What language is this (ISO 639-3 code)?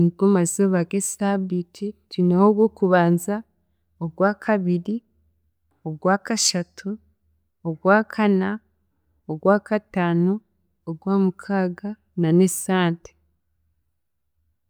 cgg